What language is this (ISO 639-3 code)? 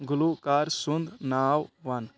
kas